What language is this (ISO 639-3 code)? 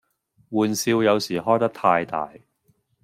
yue